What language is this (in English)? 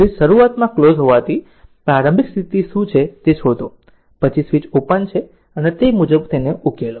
Gujarati